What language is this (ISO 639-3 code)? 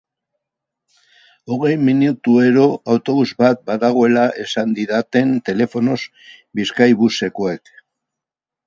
eus